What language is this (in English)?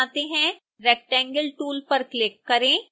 Hindi